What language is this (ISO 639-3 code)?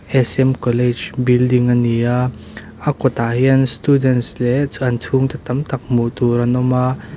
lus